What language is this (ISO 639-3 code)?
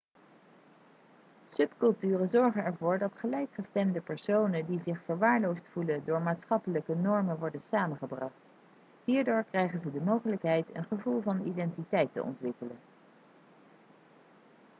nld